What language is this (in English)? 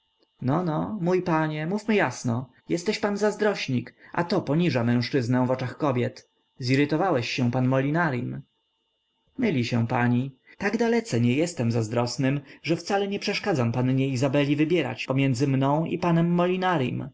Polish